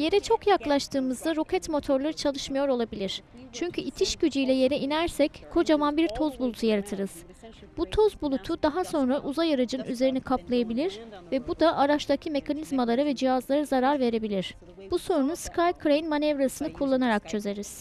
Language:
Turkish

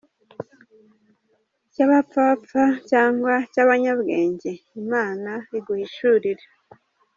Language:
Kinyarwanda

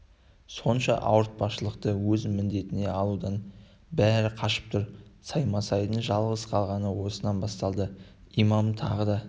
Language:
Kazakh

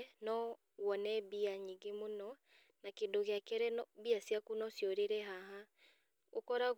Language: Kikuyu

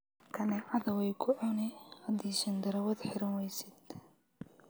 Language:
Somali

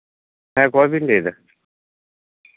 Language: Santali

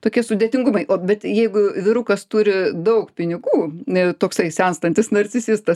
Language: Lithuanian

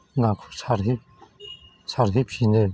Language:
Bodo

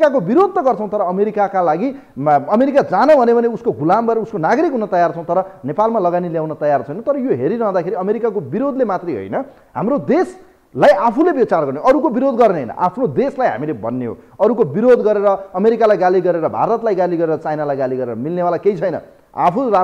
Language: Hindi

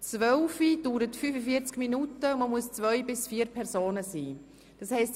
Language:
Swiss German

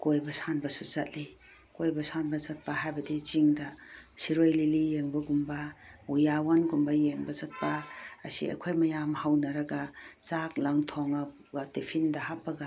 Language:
Manipuri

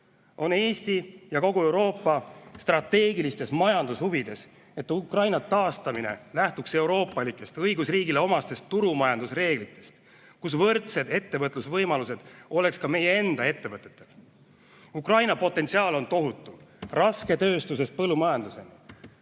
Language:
Estonian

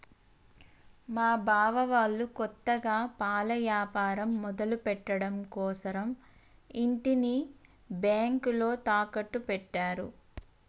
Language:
Telugu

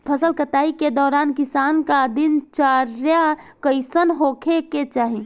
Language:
Bhojpuri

